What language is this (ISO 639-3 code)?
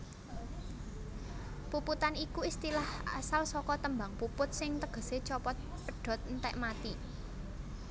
jav